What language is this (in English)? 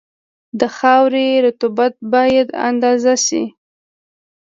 Pashto